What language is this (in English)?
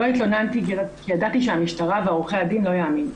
Hebrew